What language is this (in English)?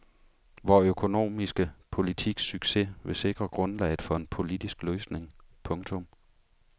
Danish